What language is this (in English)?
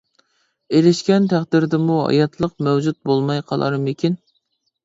Uyghur